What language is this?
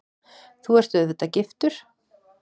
Icelandic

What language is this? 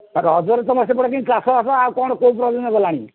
Odia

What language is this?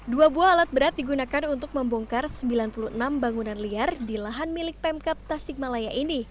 Indonesian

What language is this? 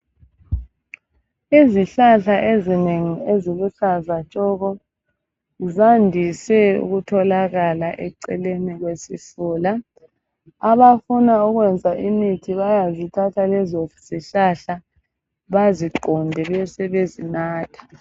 North Ndebele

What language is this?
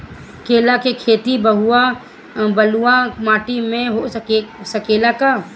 Bhojpuri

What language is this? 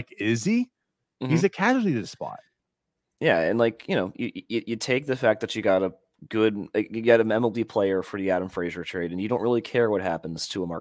English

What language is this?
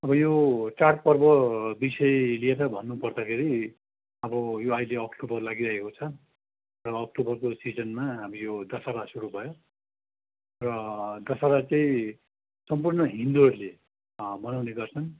Nepali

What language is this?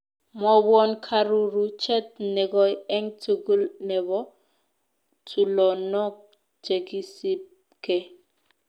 Kalenjin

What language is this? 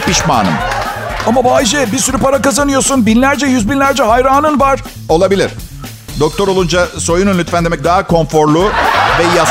Turkish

